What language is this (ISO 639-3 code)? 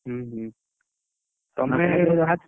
ori